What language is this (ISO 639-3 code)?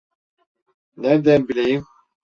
tur